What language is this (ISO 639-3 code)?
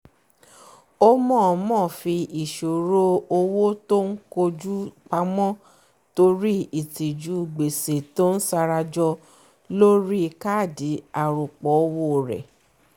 yor